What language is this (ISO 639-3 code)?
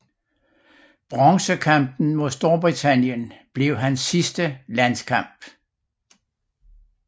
dan